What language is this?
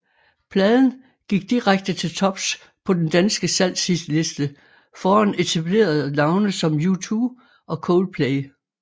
Danish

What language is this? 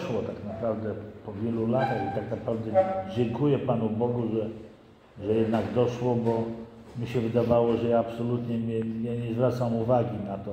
Polish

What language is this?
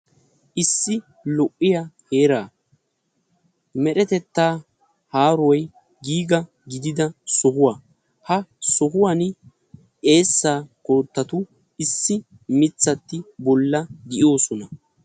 Wolaytta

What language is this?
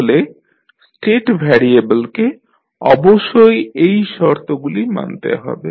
Bangla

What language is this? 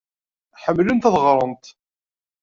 Kabyle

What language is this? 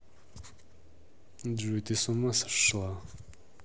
Russian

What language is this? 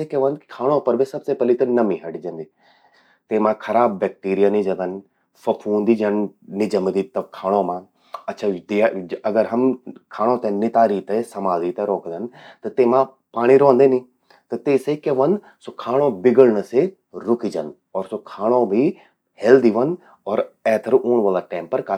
Garhwali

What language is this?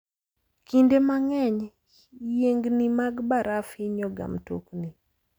Luo (Kenya and Tanzania)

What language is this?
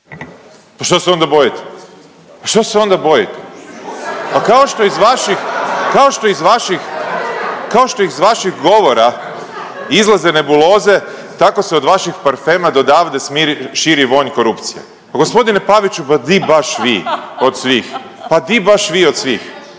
Croatian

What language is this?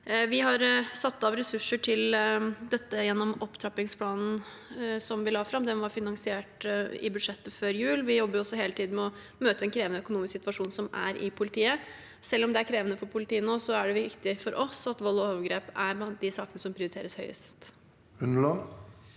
Norwegian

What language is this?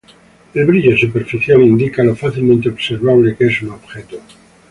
Spanish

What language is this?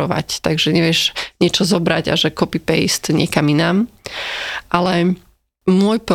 Slovak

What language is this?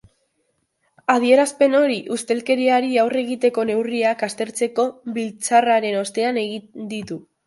Basque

